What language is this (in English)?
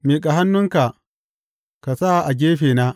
Hausa